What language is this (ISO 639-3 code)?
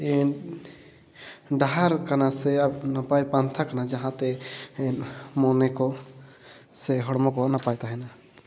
sat